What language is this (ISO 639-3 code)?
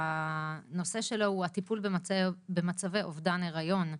heb